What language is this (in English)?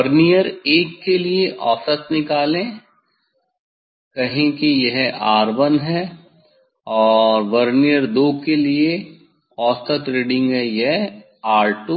Hindi